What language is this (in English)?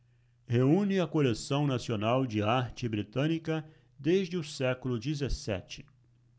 Portuguese